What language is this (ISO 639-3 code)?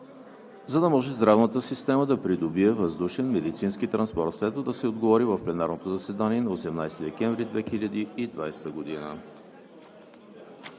bul